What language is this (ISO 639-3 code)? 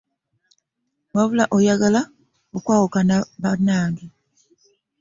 lug